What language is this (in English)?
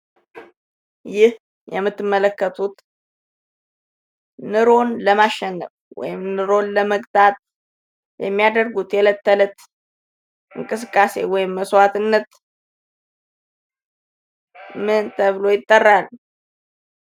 Amharic